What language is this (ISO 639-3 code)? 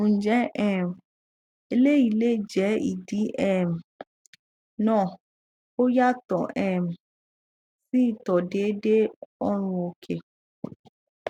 yor